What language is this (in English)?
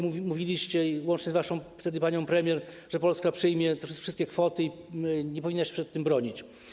Polish